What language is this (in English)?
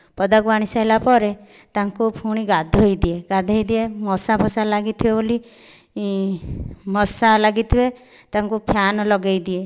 Odia